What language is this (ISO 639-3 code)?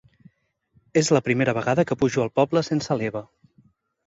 cat